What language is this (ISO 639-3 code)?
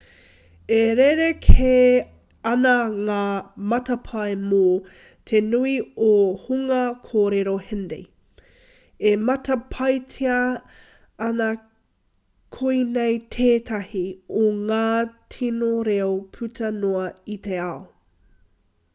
mri